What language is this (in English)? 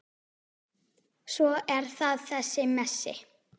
Icelandic